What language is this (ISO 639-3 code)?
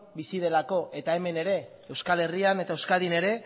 eus